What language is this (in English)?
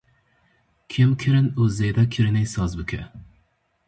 Kurdish